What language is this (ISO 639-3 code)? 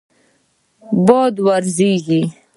pus